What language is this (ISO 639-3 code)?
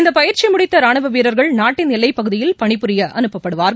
tam